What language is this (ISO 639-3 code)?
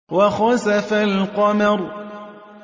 ara